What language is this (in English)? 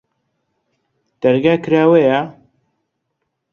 Central Kurdish